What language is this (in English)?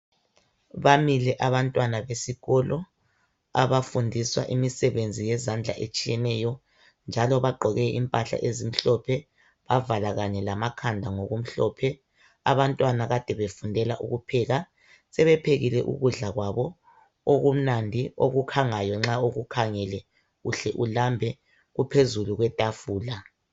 North Ndebele